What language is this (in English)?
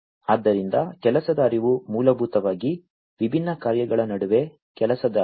Kannada